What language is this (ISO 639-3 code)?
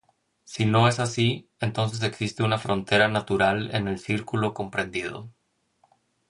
spa